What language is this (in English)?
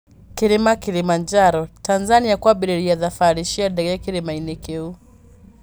Kikuyu